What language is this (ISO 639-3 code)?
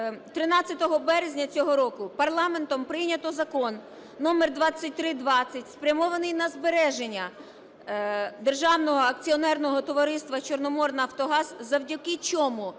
ukr